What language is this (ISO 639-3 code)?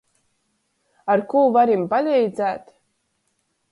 ltg